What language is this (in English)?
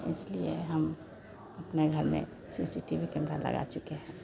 Hindi